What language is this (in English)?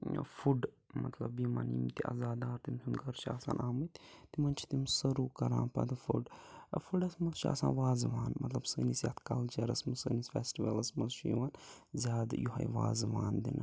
Kashmiri